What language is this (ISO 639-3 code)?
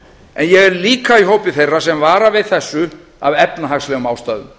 isl